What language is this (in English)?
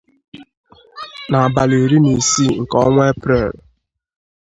Igbo